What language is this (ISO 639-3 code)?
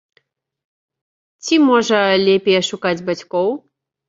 bel